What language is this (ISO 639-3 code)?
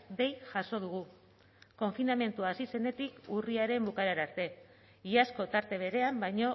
eus